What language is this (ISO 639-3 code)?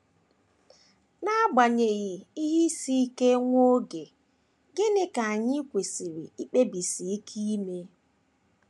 ibo